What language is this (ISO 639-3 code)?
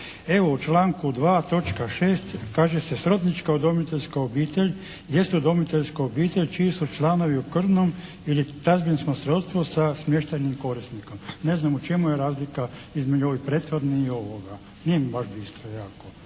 hrv